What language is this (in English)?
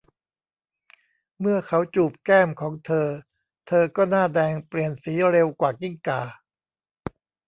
Thai